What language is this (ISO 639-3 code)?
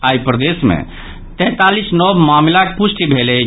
mai